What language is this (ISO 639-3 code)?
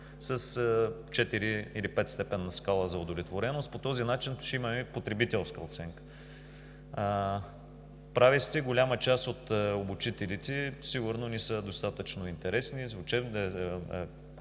bul